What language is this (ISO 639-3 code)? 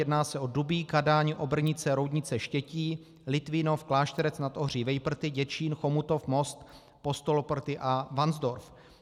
ces